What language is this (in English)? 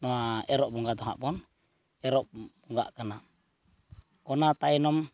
Santali